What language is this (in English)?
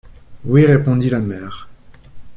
French